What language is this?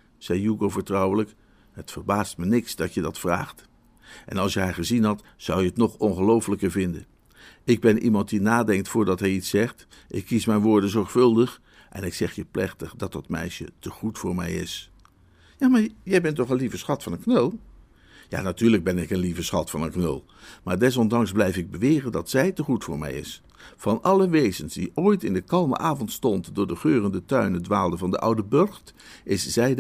Dutch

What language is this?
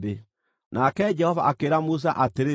Kikuyu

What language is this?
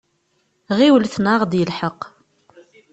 Kabyle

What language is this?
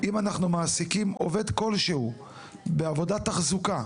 Hebrew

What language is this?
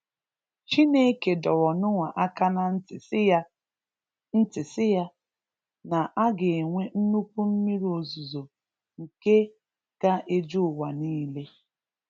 Igbo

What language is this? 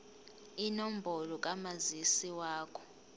Zulu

